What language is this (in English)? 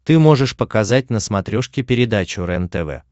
Russian